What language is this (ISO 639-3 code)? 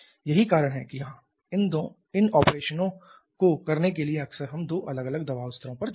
hin